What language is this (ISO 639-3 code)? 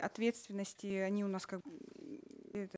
kaz